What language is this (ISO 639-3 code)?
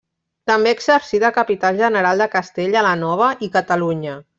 cat